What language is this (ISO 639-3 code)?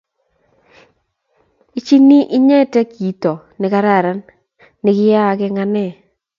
kln